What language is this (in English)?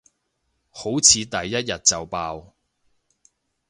Cantonese